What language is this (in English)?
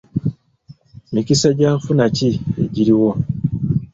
Ganda